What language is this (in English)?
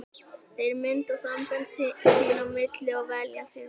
Icelandic